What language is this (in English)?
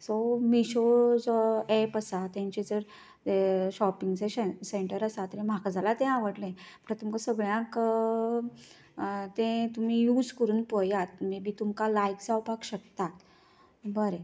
Konkani